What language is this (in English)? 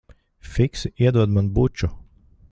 Latvian